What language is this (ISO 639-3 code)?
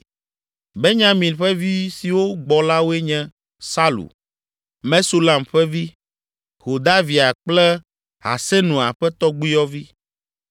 ewe